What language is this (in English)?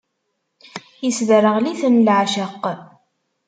Kabyle